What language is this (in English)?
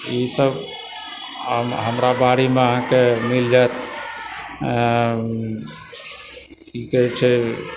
Maithili